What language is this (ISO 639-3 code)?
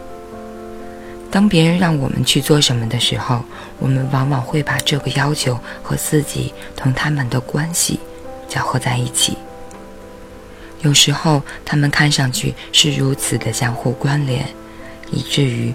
zho